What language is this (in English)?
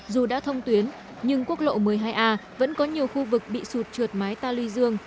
Vietnamese